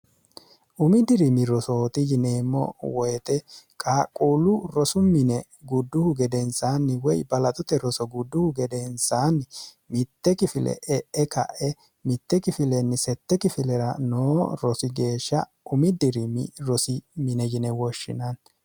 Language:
Sidamo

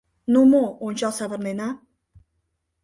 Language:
Mari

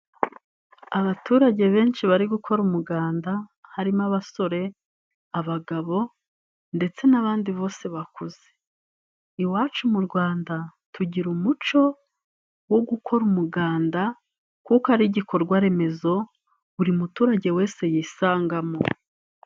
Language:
Kinyarwanda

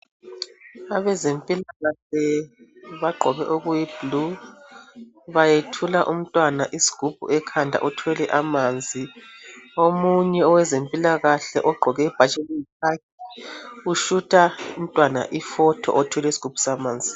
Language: North Ndebele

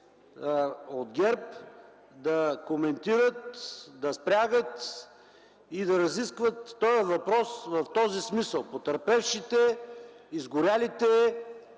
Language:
Bulgarian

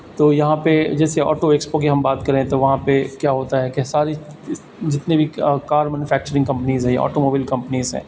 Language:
Urdu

